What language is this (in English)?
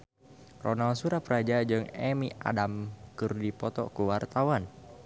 Sundanese